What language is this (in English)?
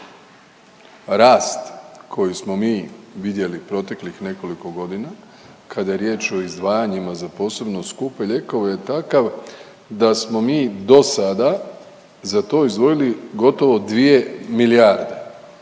Croatian